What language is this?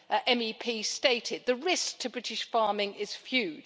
English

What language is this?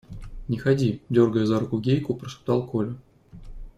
Russian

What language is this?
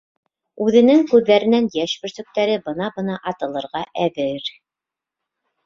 Bashkir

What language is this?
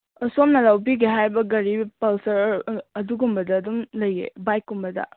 Manipuri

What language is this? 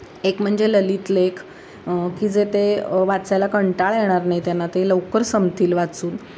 Marathi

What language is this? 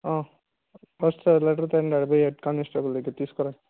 Telugu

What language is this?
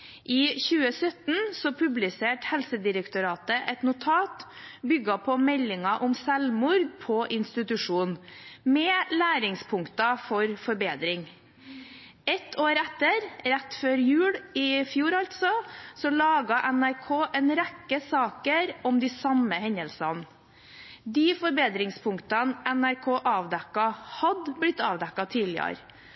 Norwegian Bokmål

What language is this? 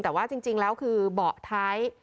Thai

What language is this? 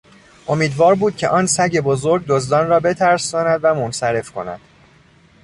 Persian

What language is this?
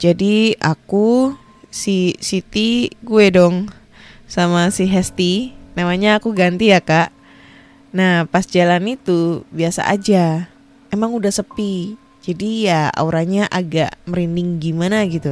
Indonesian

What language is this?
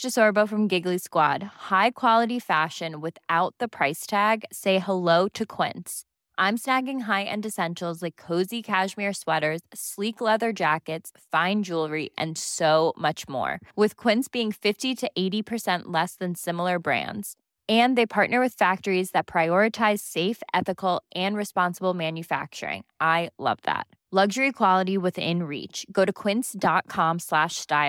Swedish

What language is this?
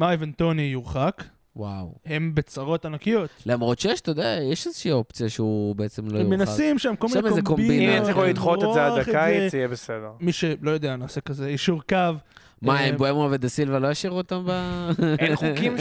Hebrew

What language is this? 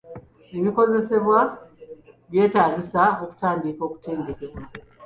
Ganda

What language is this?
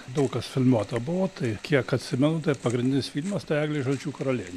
Lithuanian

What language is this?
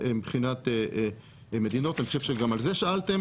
Hebrew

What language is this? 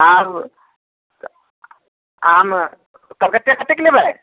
Maithili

